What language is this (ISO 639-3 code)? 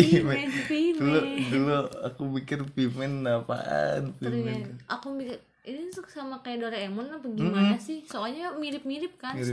ind